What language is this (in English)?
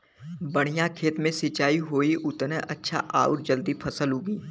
Bhojpuri